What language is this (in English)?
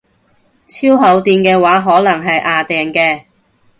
Cantonese